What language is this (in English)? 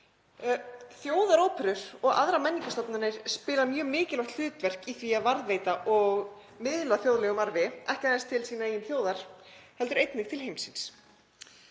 Icelandic